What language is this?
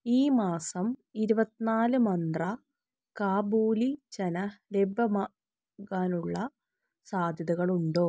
Malayalam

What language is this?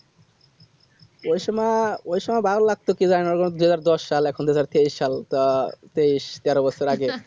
Bangla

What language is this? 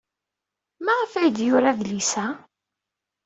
Kabyle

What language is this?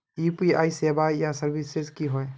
Magahi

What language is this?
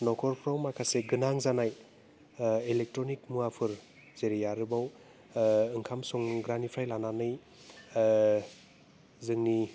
Bodo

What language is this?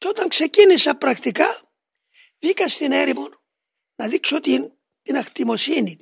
Greek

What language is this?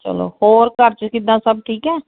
Punjabi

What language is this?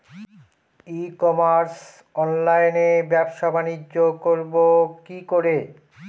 Bangla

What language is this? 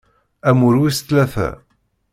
Kabyle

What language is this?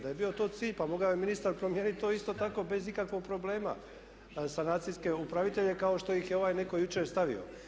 Croatian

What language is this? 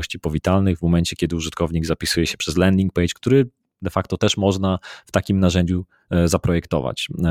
Polish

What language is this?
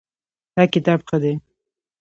Pashto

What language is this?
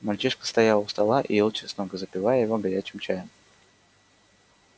Russian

